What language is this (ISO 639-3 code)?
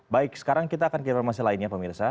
ind